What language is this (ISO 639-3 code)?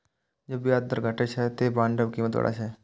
mai